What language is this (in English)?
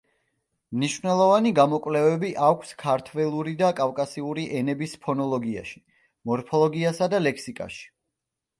Georgian